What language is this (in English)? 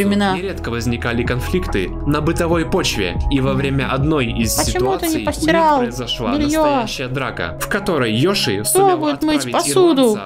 Russian